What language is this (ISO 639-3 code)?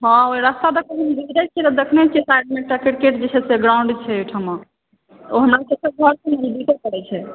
mai